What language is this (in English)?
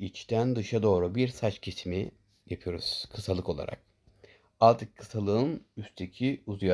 Turkish